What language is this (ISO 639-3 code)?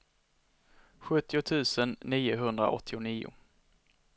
swe